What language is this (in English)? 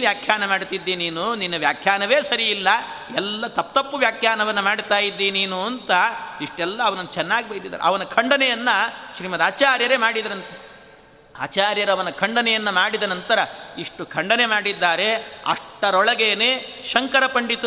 Kannada